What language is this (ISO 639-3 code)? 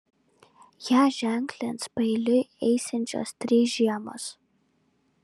lit